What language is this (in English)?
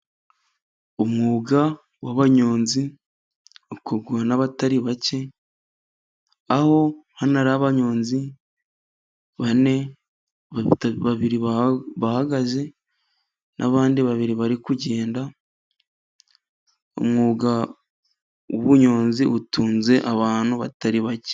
Kinyarwanda